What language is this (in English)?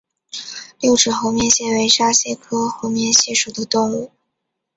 Chinese